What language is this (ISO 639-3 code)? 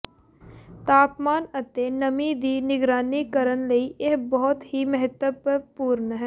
pan